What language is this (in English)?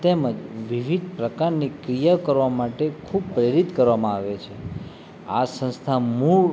Gujarati